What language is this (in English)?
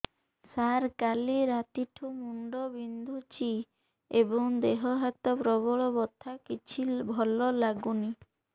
Odia